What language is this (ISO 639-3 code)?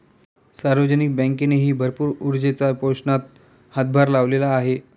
mar